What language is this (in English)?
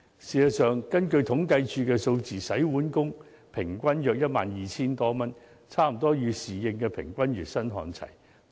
Cantonese